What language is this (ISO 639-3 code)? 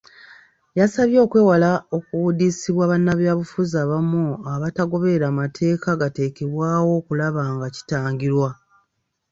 lug